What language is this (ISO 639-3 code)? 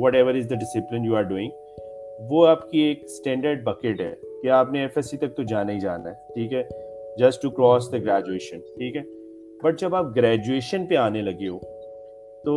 urd